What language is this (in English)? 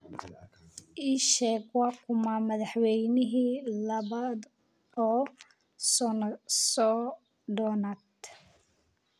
Somali